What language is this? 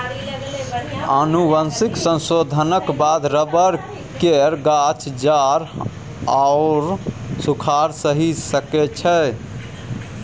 Maithili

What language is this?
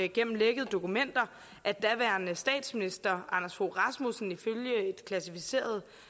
Danish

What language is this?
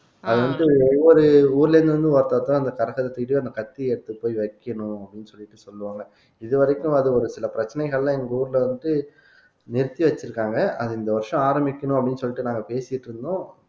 Tamil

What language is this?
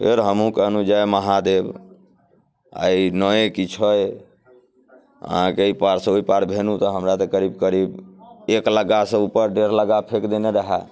Maithili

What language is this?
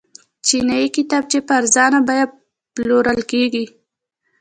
Pashto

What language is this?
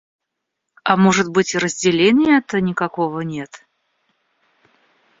Russian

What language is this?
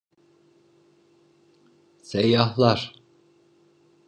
Turkish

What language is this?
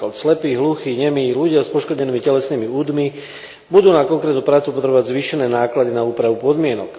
Slovak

